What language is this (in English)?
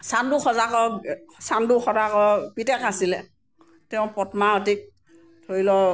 Assamese